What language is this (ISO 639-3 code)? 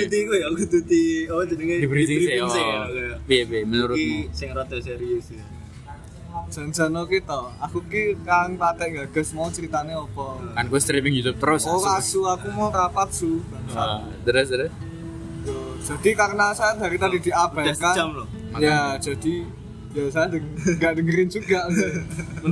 ind